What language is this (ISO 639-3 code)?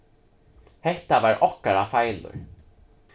fao